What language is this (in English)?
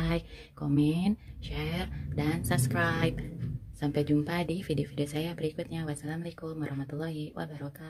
Indonesian